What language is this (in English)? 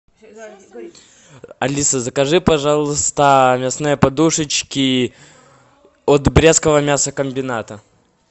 Russian